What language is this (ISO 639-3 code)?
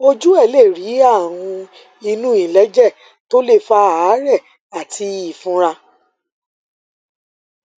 yor